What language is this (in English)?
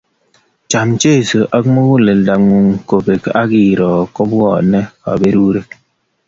Kalenjin